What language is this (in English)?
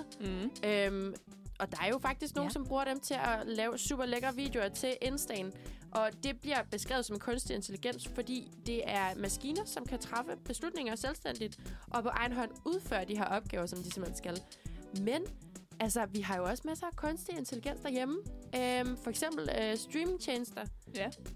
Danish